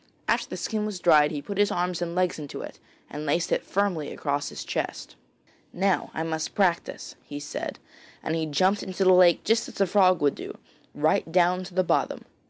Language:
English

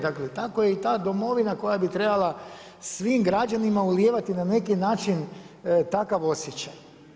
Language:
Croatian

